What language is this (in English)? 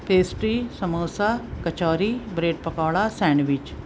Urdu